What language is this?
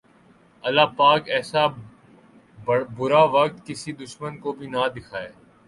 Urdu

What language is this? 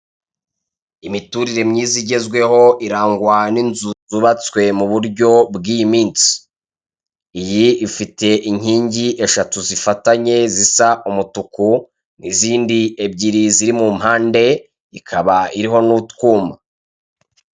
Kinyarwanda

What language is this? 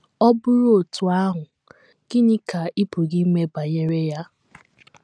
Igbo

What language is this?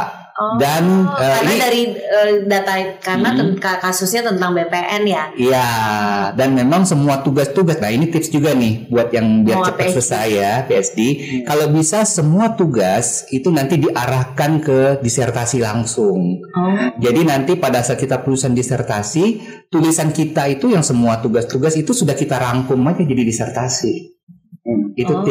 Indonesian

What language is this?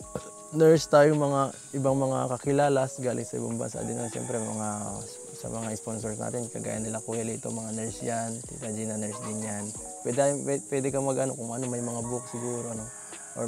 Filipino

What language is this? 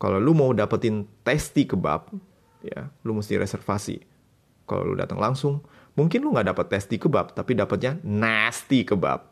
Indonesian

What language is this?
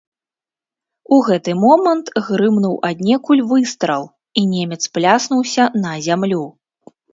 Belarusian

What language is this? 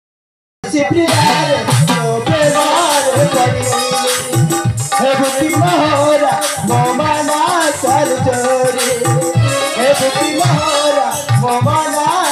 Arabic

